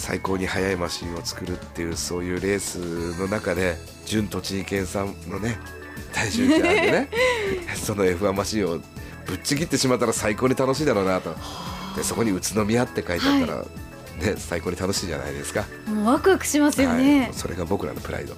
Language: Japanese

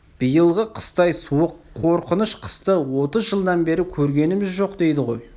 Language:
Kazakh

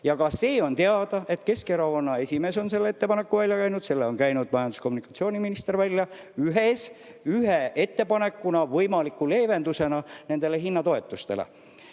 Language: Estonian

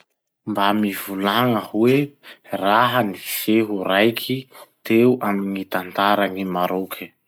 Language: Masikoro Malagasy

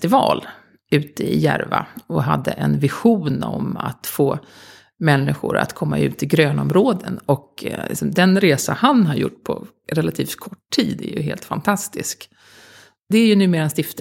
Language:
Swedish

